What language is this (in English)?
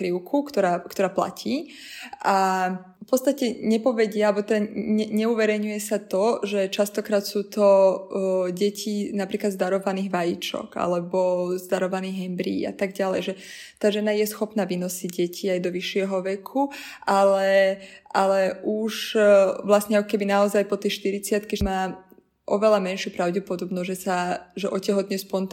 Slovak